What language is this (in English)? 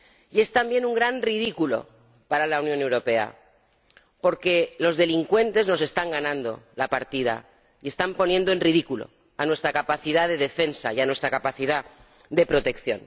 Spanish